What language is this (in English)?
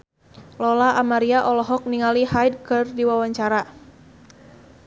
Sundanese